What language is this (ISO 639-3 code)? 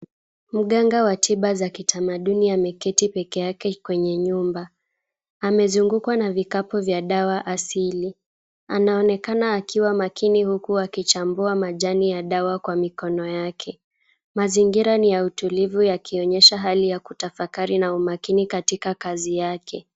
swa